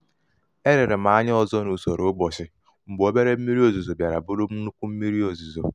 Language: Igbo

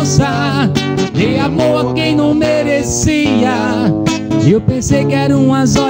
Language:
Portuguese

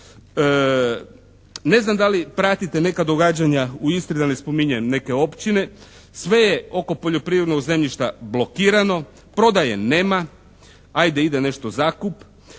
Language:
Croatian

